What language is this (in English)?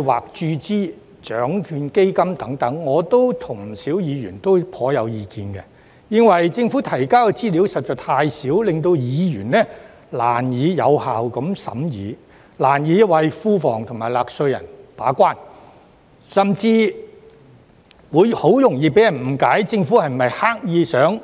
Cantonese